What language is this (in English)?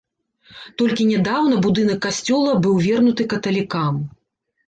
Belarusian